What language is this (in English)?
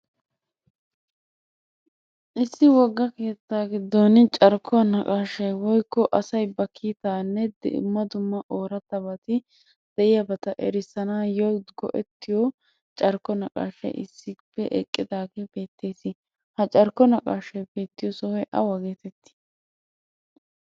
Wolaytta